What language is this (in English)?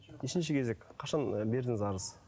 Kazakh